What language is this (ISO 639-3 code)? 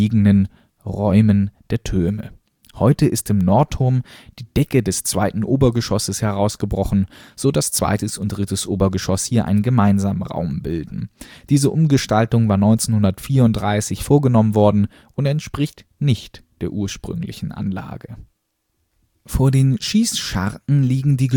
deu